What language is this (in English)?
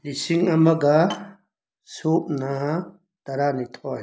Manipuri